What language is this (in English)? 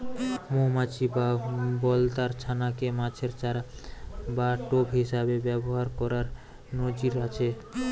Bangla